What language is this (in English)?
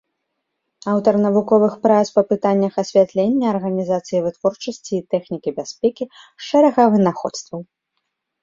Belarusian